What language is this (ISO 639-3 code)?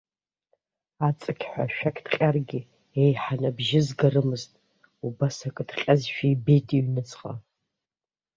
abk